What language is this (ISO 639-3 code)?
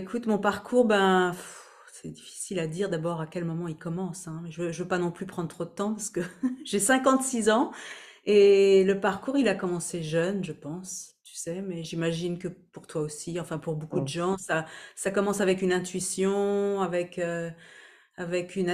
fra